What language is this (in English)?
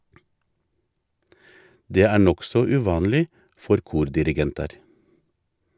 Norwegian